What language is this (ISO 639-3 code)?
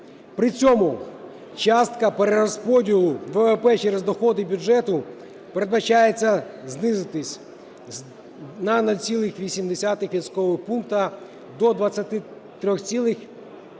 ukr